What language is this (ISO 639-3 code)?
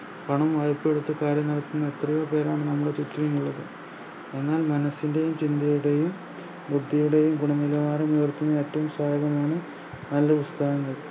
mal